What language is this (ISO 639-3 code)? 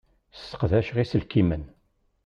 kab